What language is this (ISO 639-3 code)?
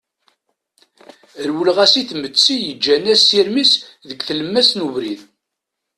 kab